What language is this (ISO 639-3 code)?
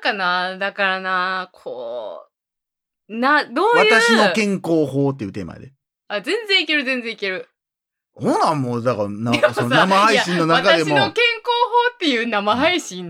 jpn